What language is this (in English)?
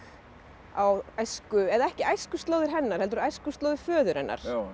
Icelandic